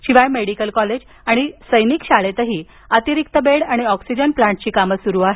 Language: Marathi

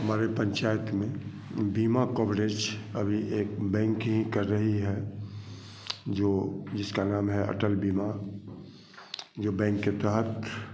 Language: Hindi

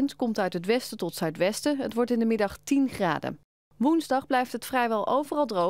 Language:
Dutch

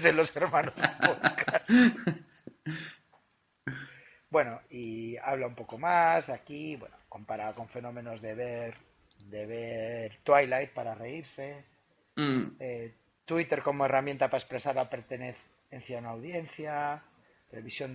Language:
Spanish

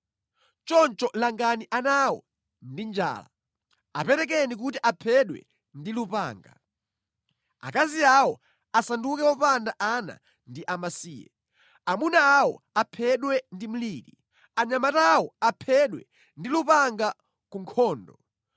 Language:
Nyanja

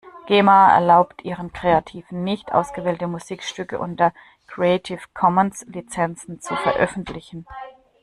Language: German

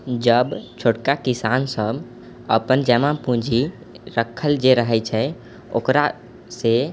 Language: Maithili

